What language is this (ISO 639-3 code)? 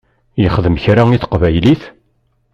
kab